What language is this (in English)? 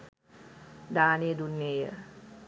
Sinhala